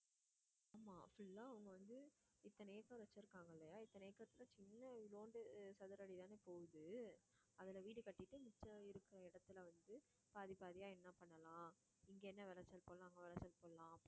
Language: Tamil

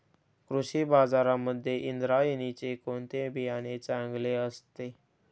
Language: Marathi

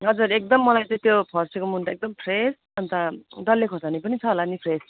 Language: Nepali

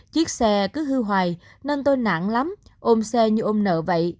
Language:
Vietnamese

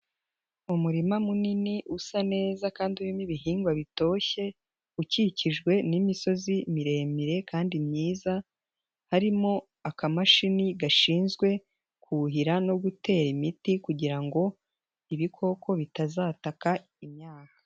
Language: Kinyarwanda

